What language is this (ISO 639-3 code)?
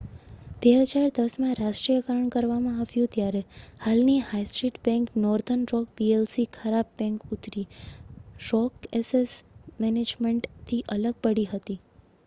guj